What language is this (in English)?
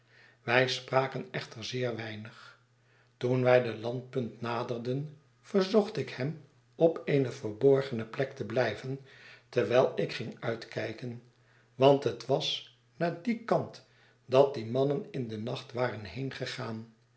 Dutch